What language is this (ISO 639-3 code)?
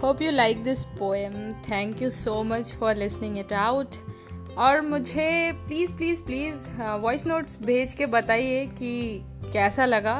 hin